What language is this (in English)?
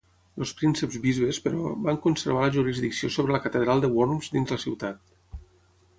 Catalan